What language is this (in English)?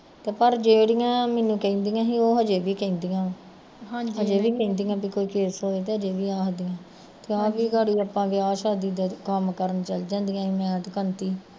Punjabi